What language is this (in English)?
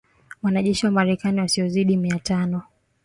Swahili